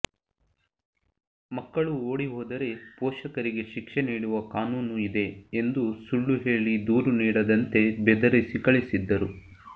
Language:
Kannada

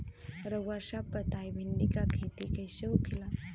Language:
Bhojpuri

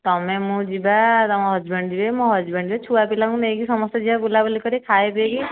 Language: Odia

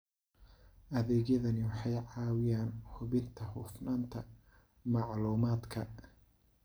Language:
Somali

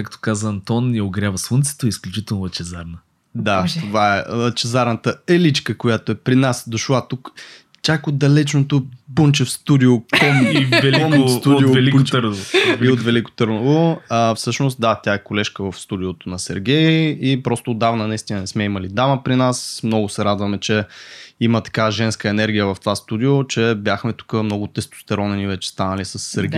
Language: Bulgarian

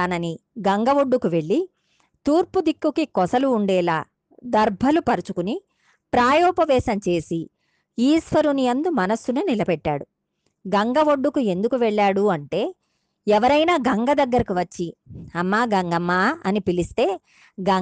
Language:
Telugu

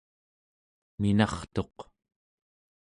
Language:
Central Yupik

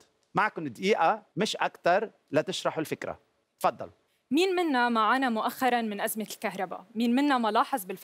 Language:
Arabic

